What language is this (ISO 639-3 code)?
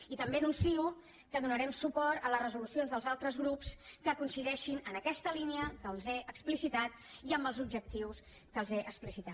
cat